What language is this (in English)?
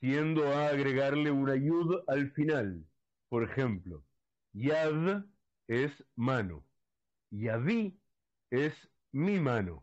Spanish